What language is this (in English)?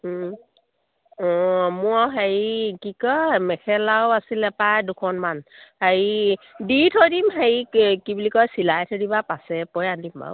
Assamese